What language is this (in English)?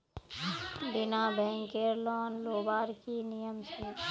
Magahi